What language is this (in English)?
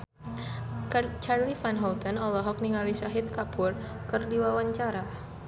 Sundanese